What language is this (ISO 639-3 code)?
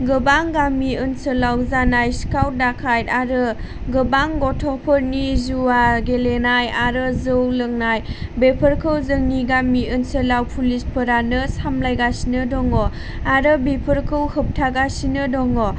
brx